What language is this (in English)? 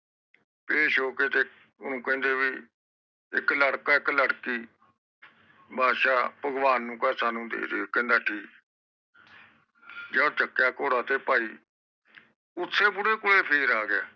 Punjabi